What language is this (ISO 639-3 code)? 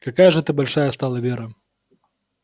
rus